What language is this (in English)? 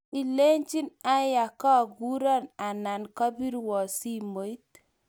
Kalenjin